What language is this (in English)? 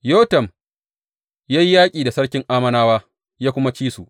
Hausa